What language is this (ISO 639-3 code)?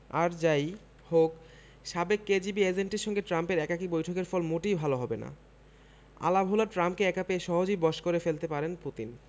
ben